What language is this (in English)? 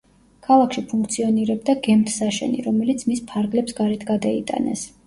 Georgian